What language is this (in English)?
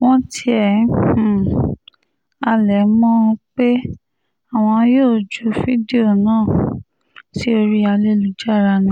Yoruba